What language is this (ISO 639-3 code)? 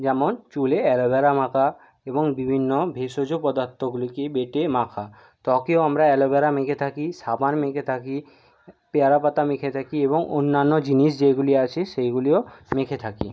ben